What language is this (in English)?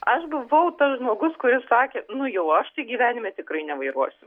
Lithuanian